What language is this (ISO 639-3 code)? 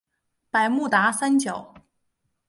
zho